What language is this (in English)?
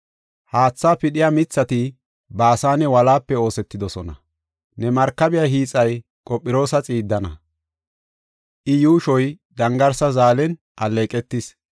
Gofa